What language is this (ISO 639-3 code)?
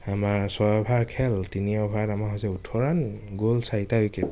asm